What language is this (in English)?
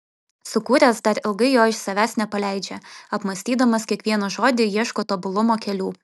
Lithuanian